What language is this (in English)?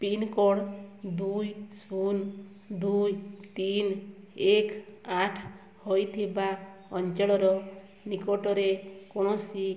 Odia